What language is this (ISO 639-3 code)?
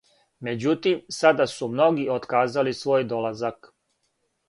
srp